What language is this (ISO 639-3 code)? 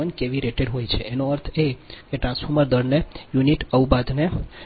guj